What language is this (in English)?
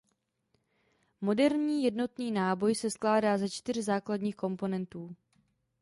Czech